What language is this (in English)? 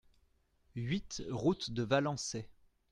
French